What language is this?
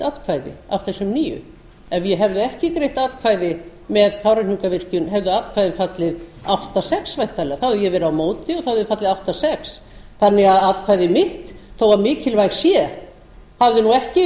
Icelandic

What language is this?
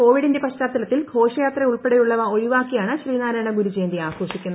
Malayalam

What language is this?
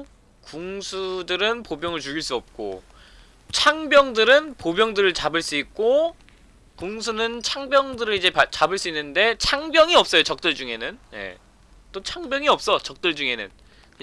Korean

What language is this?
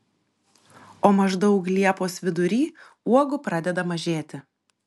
Lithuanian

